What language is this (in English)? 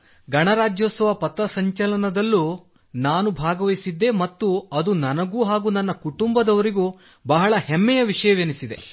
Kannada